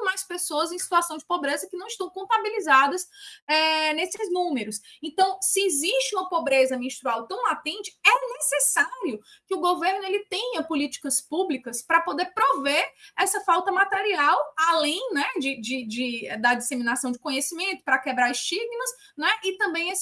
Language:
Portuguese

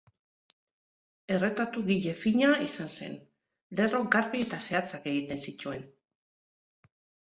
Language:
Basque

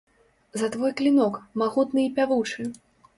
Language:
Belarusian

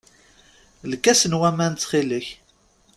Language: Kabyle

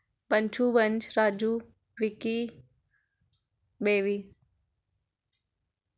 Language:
Dogri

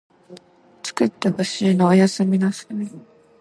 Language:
Japanese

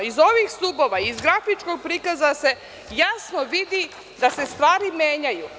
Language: Serbian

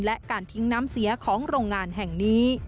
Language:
Thai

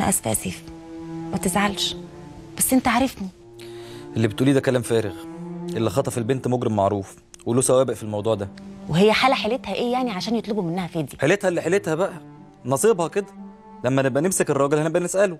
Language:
Arabic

